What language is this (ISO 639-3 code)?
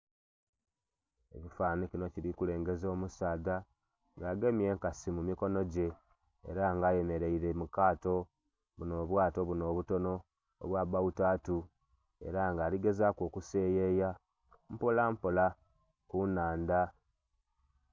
xog